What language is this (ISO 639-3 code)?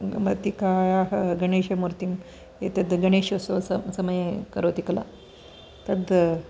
san